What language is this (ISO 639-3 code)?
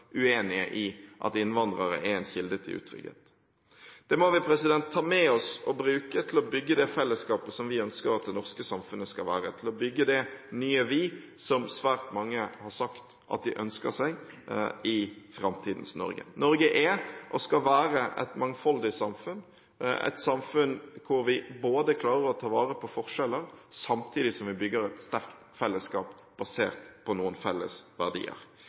nob